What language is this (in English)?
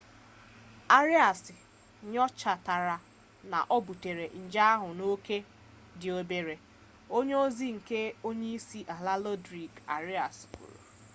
Igbo